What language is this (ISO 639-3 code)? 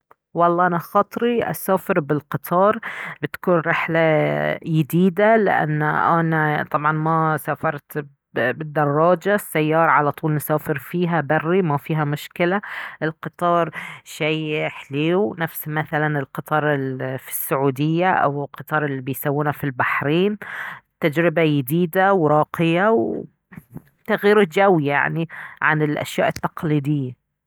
abv